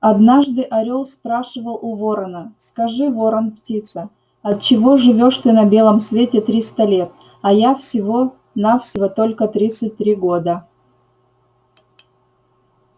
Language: Russian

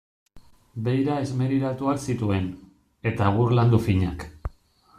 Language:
Basque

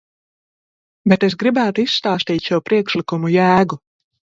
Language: Latvian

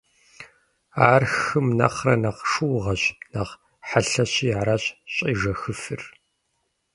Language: Kabardian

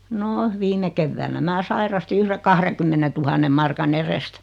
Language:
Finnish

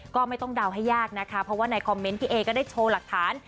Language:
Thai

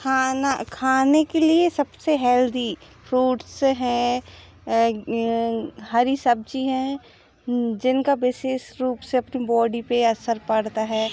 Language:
Hindi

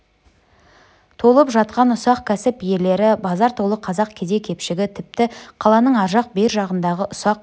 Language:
Kazakh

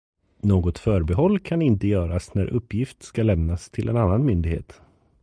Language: Swedish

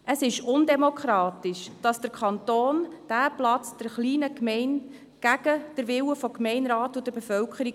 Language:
Swiss German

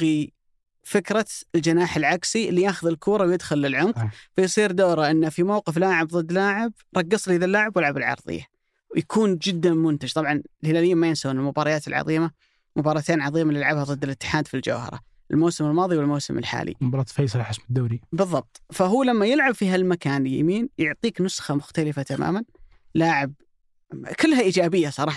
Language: Arabic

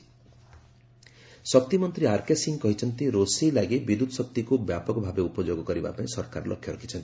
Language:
Odia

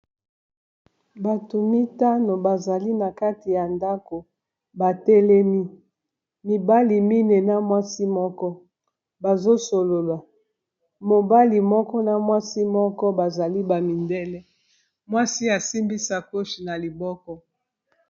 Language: Lingala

